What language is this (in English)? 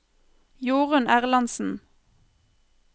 Norwegian